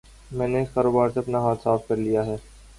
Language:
Urdu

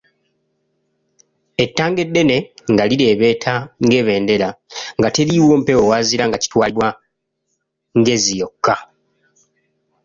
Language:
Ganda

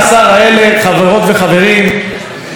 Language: Hebrew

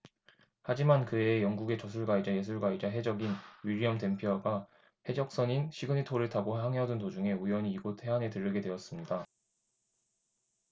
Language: Korean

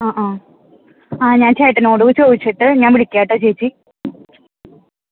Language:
Malayalam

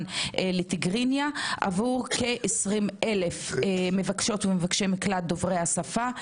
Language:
Hebrew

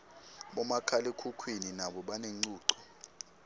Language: Swati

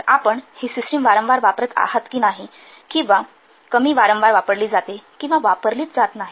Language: Marathi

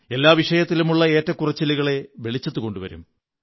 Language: Malayalam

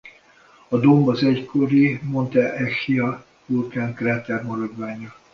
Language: Hungarian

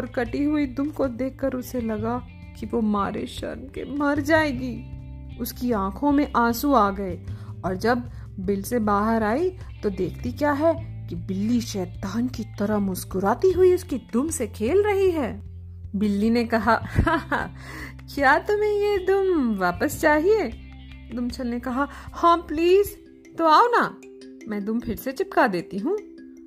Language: Hindi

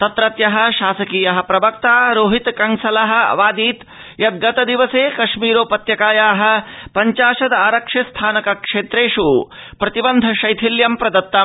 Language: Sanskrit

